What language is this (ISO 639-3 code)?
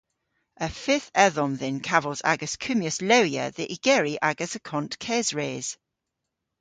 cor